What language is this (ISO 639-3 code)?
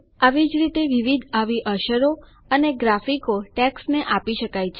guj